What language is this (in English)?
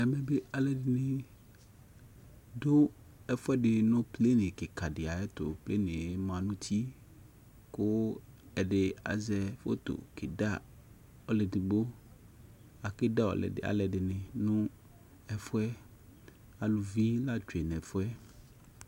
Ikposo